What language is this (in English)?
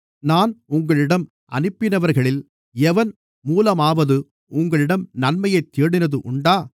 Tamil